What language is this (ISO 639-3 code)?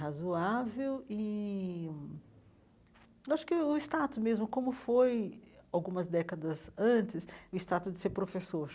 por